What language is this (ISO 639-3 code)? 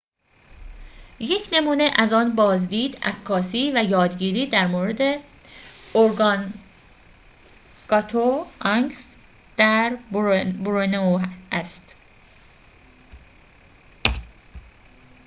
fas